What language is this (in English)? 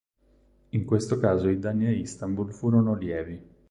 Italian